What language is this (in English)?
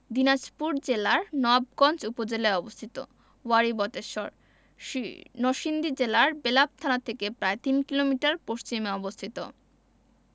Bangla